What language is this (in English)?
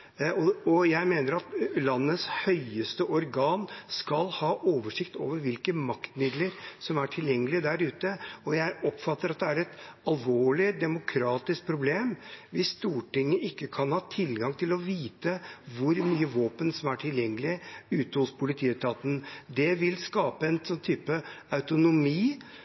Norwegian Bokmål